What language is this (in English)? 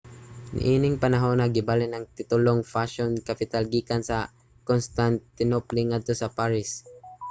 Cebuano